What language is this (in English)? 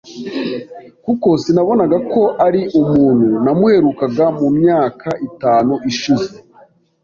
Kinyarwanda